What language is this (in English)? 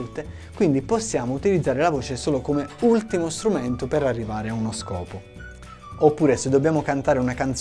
Italian